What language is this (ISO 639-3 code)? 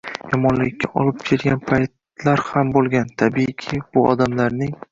uzb